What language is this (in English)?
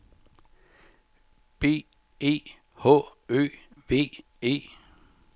Danish